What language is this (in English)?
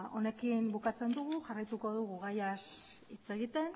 Basque